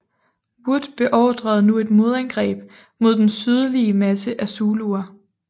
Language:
Danish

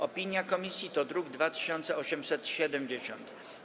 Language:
Polish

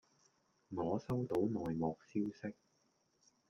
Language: Cantonese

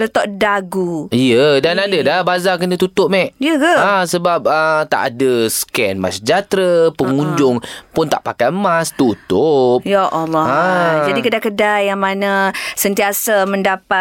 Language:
Malay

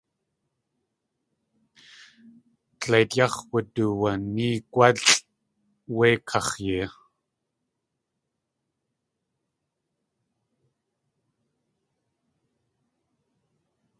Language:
Tlingit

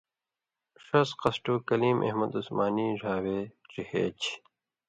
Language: Indus Kohistani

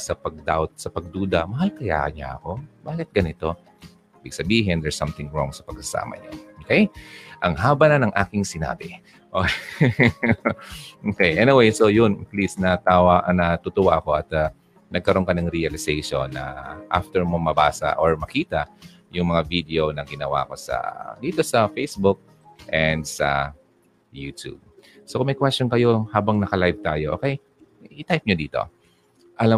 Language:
Filipino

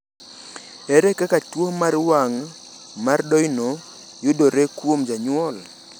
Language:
Luo (Kenya and Tanzania)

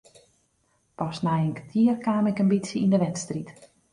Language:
Western Frisian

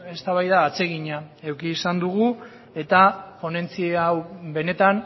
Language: Basque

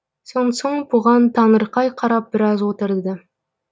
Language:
Kazakh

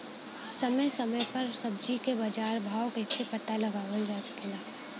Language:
Bhojpuri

